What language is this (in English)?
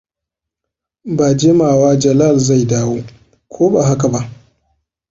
Hausa